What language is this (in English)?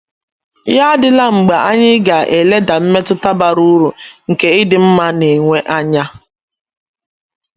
Igbo